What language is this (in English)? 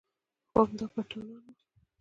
Pashto